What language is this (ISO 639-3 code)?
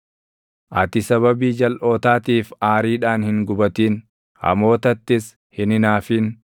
orm